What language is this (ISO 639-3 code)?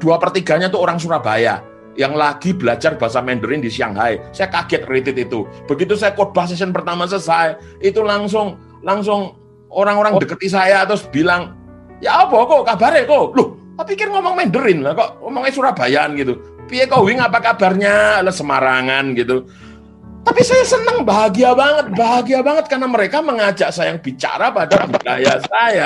ind